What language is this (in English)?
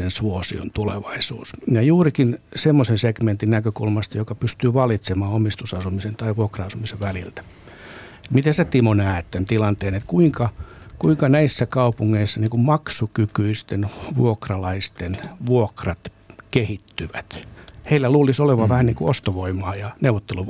Finnish